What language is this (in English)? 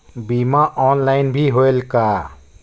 Chhattisgarhi